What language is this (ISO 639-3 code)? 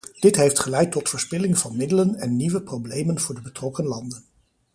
nld